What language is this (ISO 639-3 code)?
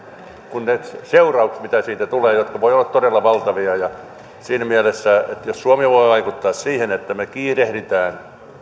fin